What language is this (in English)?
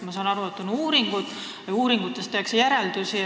Estonian